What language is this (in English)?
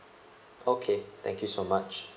English